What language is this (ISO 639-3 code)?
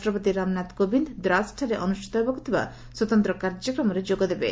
ori